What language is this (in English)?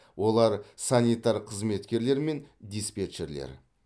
Kazakh